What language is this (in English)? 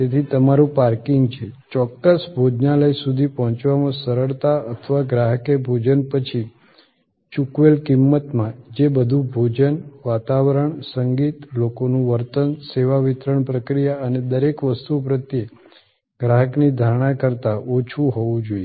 Gujarati